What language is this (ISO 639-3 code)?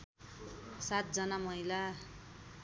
nep